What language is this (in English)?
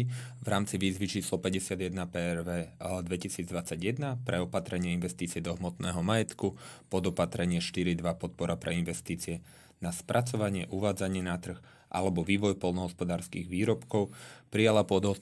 Slovak